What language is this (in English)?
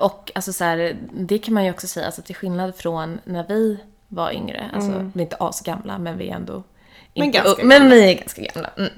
Swedish